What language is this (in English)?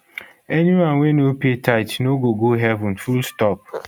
Nigerian Pidgin